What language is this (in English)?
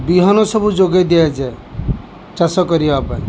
Odia